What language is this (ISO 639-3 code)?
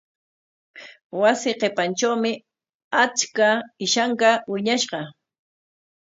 qwa